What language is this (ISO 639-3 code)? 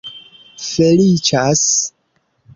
epo